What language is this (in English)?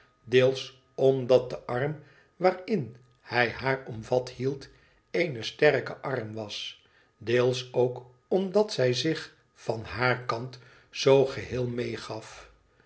Dutch